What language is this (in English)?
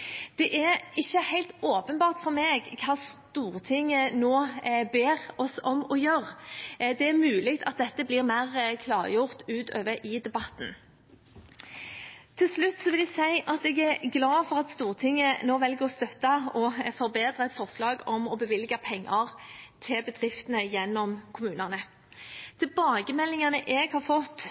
Norwegian Bokmål